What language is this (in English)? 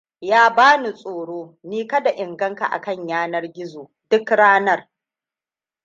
Hausa